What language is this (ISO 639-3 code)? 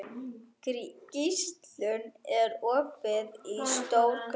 isl